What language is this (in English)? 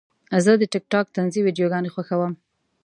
Pashto